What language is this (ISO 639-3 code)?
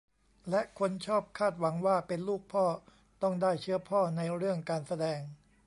tha